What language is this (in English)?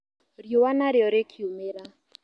Kikuyu